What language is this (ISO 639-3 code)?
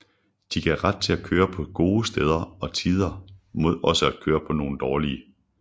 dan